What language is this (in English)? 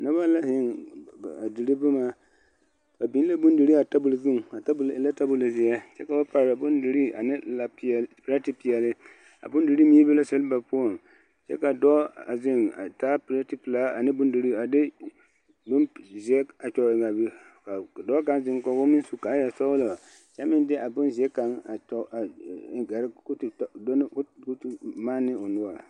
Southern Dagaare